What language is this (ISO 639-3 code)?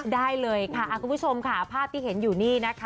tha